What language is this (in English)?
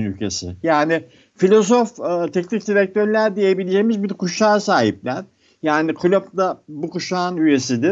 Turkish